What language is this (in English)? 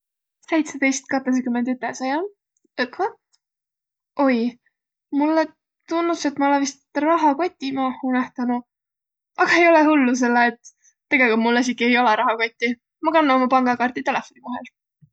Võro